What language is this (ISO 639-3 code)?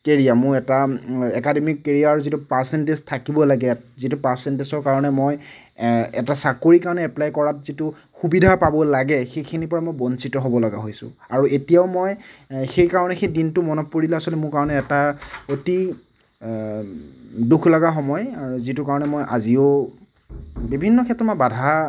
asm